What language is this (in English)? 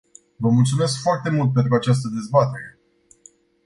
Romanian